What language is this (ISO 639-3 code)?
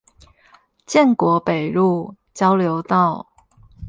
zho